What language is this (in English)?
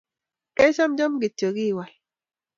Kalenjin